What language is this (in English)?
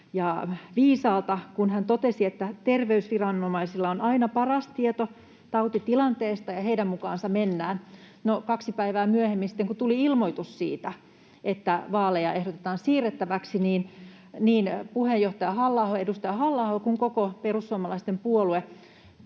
Finnish